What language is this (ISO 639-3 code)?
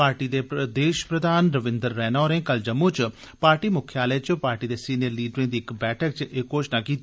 doi